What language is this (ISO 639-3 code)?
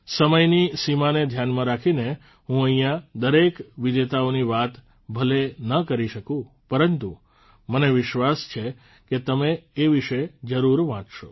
guj